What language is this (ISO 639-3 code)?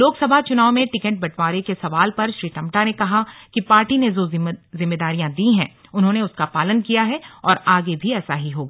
hin